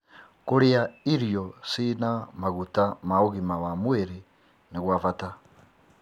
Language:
Kikuyu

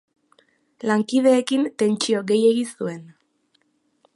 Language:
Basque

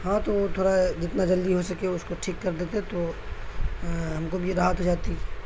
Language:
Urdu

